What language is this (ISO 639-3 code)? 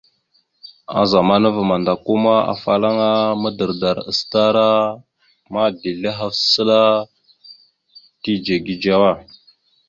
mxu